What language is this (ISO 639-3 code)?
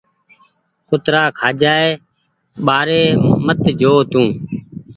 gig